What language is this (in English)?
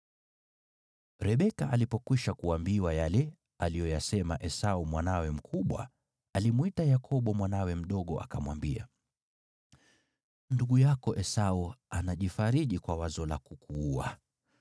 Swahili